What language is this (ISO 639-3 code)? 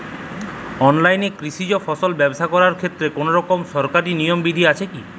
ben